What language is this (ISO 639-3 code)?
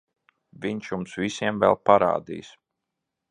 lav